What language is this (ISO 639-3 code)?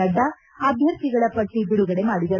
kan